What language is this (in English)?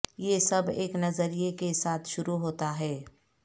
Urdu